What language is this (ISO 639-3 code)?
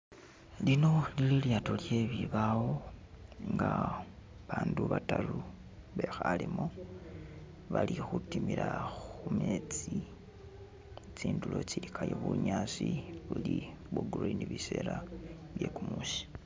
myx